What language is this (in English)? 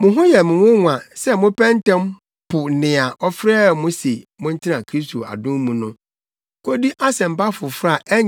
Akan